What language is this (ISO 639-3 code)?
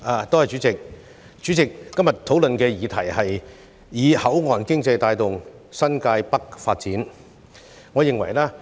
yue